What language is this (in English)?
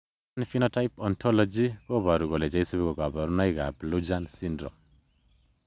Kalenjin